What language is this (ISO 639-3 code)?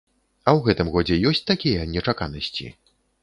bel